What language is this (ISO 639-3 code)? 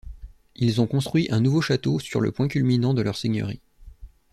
fra